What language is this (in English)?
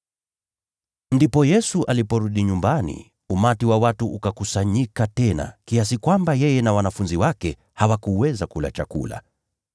Swahili